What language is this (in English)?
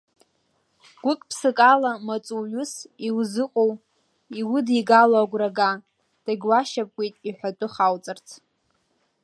Abkhazian